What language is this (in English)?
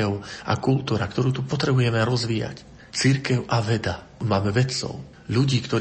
Slovak